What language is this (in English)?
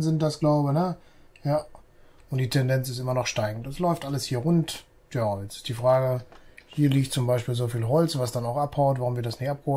German